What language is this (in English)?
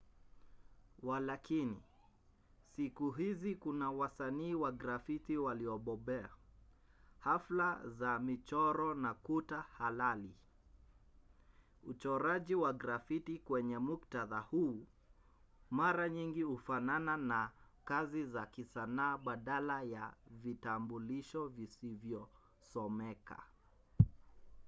Swahili